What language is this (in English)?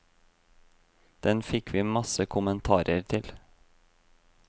Norwegian